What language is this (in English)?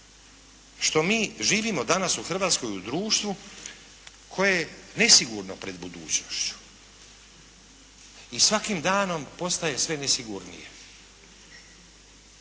Croatian